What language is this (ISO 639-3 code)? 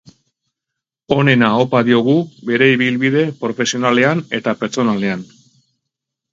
eus